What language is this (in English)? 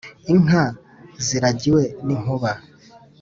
Kinyarwanda